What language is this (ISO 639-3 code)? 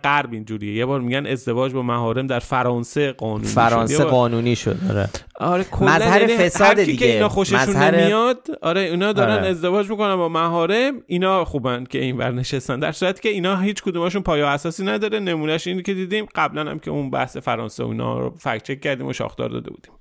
fas